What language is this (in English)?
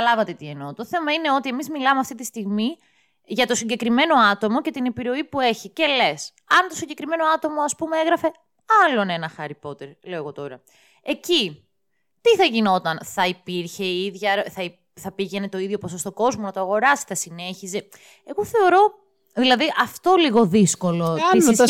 Greek